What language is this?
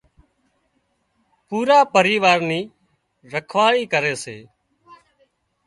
Wadiyara Koli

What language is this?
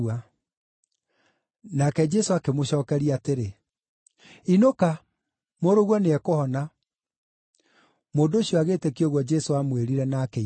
Kikuyu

